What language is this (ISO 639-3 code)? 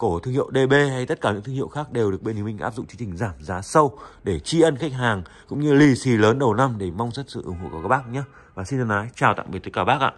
vie